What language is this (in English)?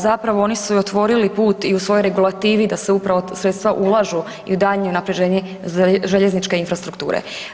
Croatian